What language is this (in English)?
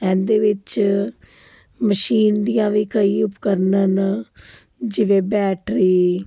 Punjabi